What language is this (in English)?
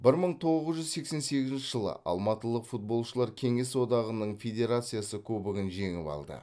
Kazakh